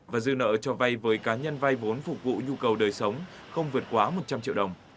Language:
Vietnamese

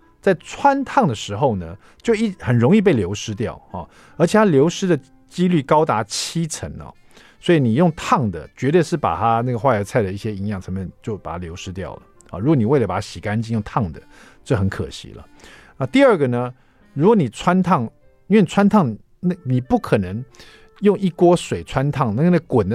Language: Chinese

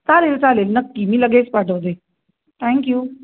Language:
Marathi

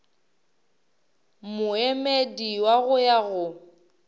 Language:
Northern Sotho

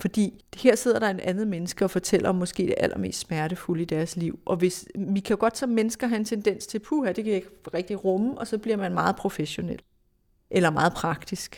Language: Danish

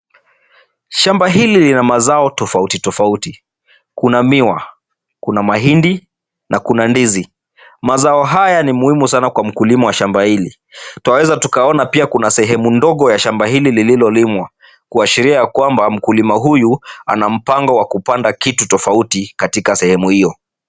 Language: Swahili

